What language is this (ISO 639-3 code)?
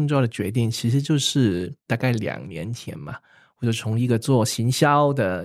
zho